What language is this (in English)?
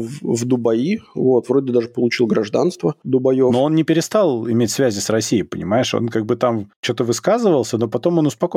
Russian